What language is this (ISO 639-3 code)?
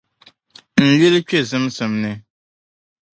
dag